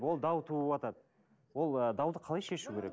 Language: Kazakh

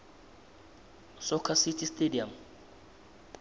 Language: South Ndebele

